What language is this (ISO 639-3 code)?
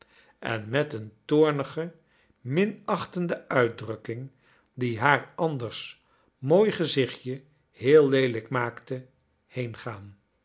nld